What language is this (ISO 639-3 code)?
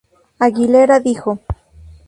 spa